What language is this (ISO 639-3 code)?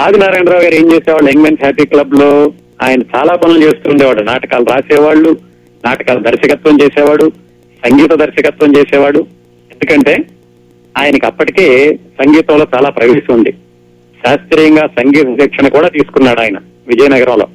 tel